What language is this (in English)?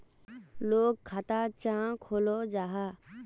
Magahi